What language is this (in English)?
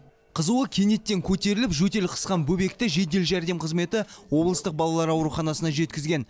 Kazakh